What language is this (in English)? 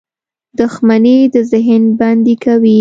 Pashto